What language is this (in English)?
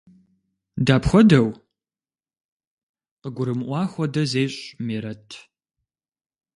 Kabardian